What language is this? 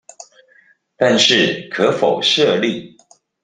Chinese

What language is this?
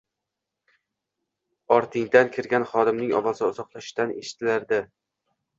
Uzbek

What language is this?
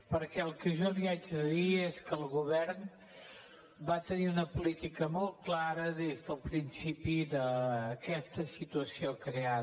Catalan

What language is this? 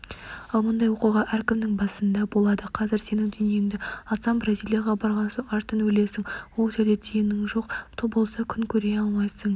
Kazakh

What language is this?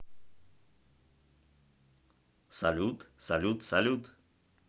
Russian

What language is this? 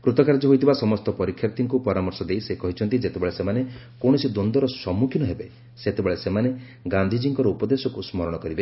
Odia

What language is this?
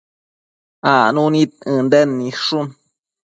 Matsés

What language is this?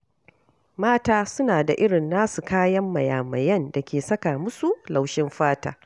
Hausa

